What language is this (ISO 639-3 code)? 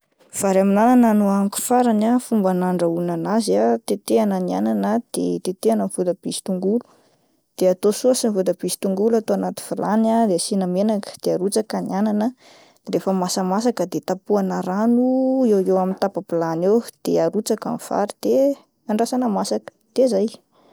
mlg